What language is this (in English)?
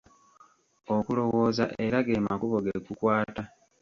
Ganda